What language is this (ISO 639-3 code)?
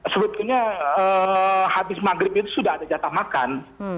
ind